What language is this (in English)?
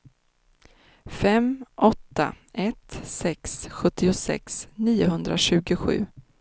Swedish